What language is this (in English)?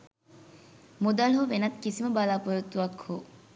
Sinhala